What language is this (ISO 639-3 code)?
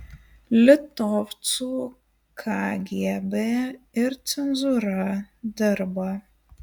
lit